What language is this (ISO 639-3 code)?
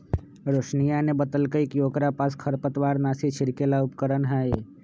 mag